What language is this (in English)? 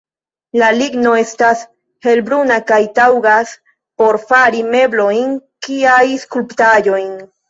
Esperanto